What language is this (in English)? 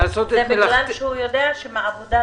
Hebrew